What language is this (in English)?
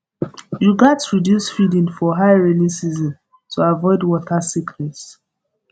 Nigerian Pidgin